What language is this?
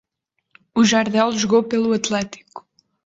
Portuguese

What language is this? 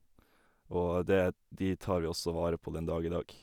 Norwegian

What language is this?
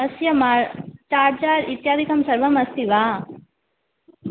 Sanskrit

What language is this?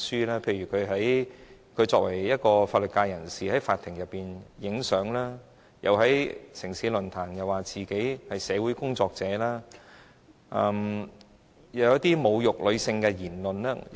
Cantonese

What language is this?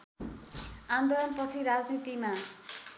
Nepali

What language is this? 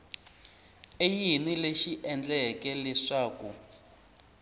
Tsonga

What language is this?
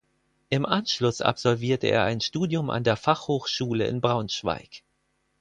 German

